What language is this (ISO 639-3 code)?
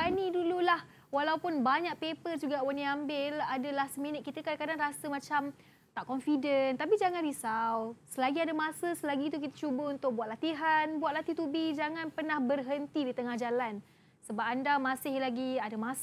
msa